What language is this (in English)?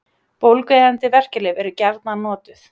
Icelandic